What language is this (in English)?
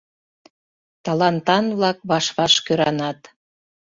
Mari